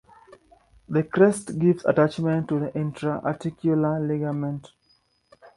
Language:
English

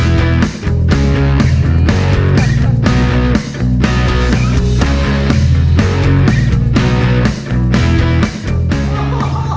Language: Thai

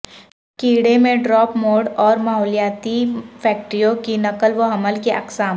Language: Urdu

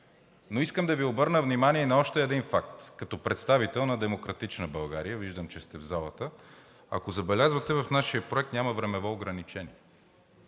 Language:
Bulgarian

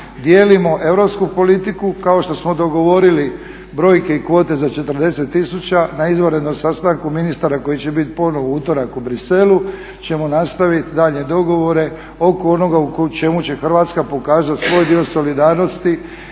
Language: Croatian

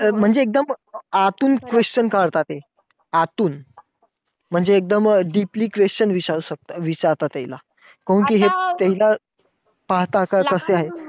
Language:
Marathi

